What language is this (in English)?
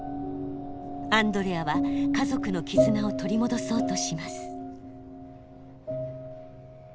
Japanese